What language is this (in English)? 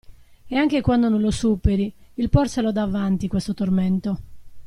Italian